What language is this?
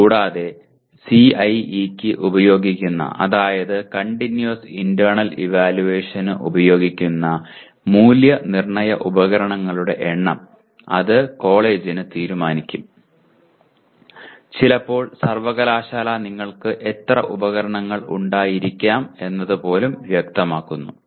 Malayalam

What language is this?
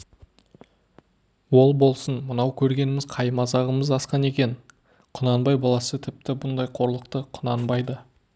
Kazakh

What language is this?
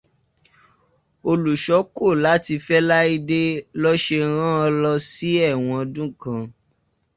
Yoruba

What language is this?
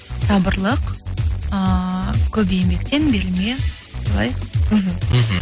Kazakh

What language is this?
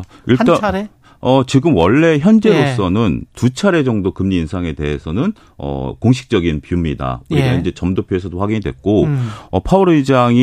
Korean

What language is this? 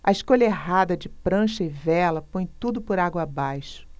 Portuguese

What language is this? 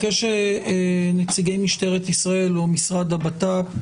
Hebrew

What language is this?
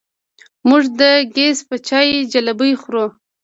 Pashto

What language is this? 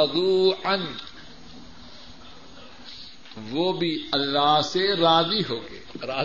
Urdu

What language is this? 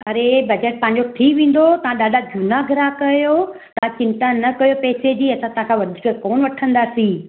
Sindhi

